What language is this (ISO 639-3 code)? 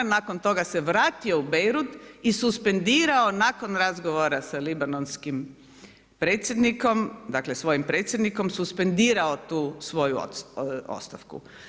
hrv